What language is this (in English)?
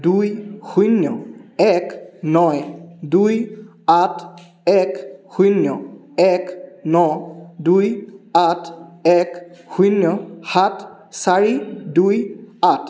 Assamese